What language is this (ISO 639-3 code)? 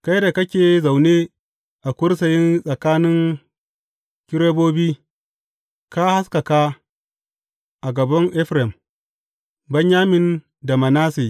hau